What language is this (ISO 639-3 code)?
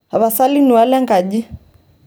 mas